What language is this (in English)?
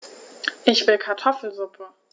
German